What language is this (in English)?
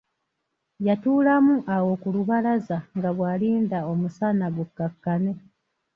Ganda